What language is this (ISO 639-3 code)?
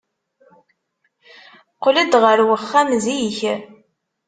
kab